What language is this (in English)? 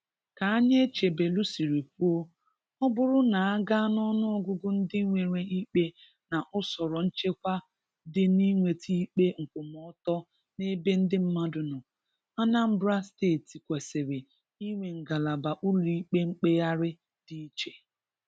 Igbo